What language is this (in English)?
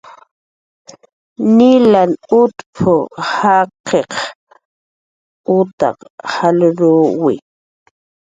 Jaqaru